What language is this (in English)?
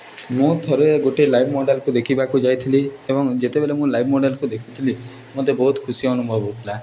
Odia